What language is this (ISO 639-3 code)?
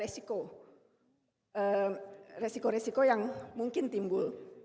ind